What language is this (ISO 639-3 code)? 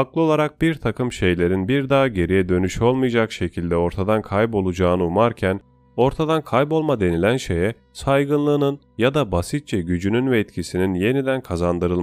tur